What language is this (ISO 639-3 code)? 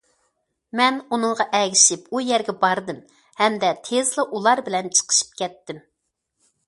uig